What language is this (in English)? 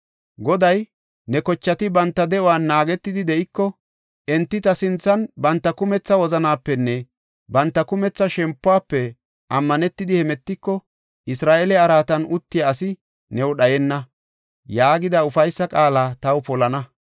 Gofa